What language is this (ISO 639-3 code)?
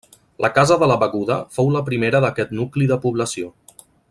cat